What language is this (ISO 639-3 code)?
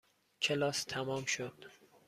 fas